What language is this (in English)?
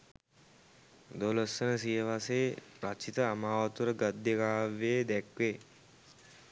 Sinhala